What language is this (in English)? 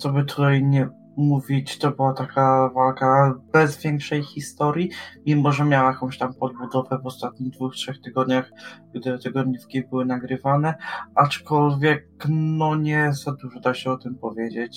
Polish